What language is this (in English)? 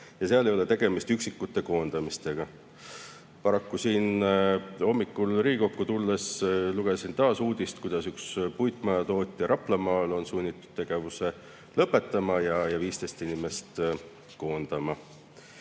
Estonian